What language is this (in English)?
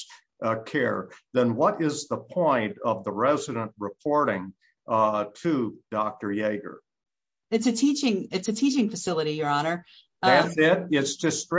English